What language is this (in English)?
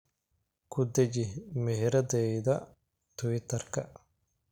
Somali